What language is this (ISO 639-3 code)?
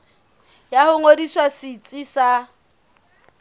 sot